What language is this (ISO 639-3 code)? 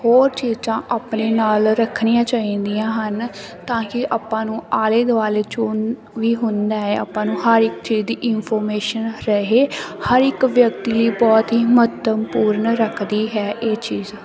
pan